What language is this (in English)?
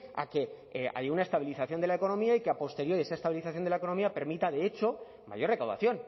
Spanish